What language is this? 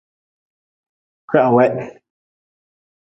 Nawdm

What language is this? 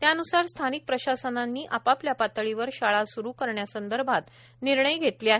Marathi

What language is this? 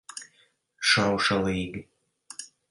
Latvian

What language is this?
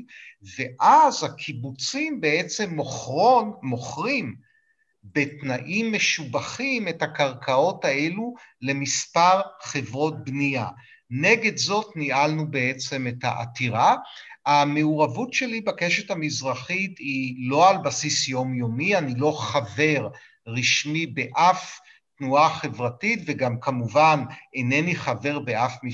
Hebrew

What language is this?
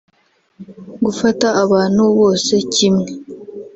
Kinyarwanda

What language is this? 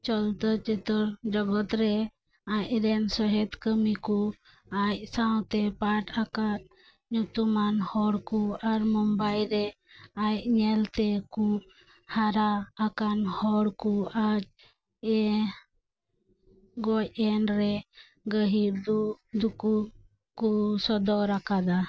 Santali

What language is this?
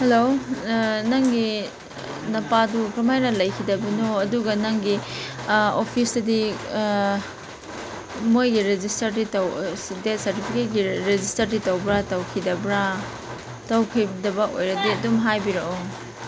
Manipuri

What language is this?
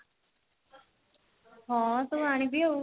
Odia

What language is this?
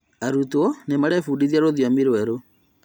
Kikuyu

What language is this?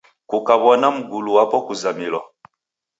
Taita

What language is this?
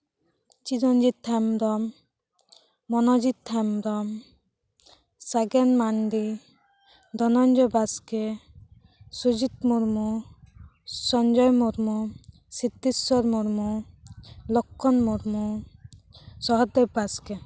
Santali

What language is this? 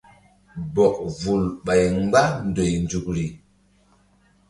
Mbum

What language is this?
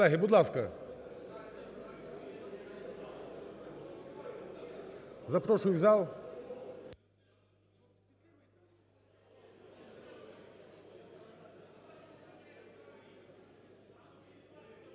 Ukrainian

